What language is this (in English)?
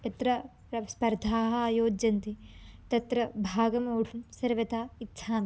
Sanskrit